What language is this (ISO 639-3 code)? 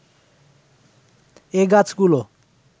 ben